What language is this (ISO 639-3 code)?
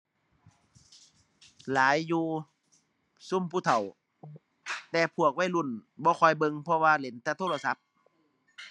tha